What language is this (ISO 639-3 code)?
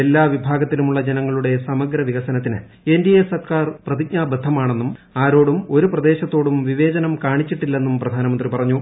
mal